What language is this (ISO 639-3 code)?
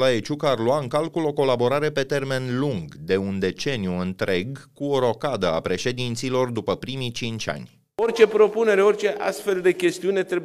ron